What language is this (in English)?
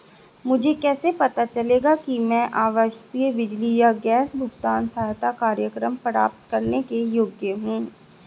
Hindi